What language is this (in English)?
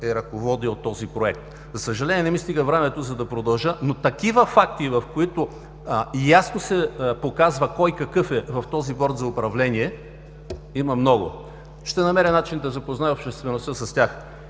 Bulgarian